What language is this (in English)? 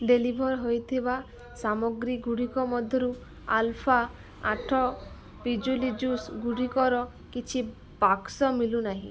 Odia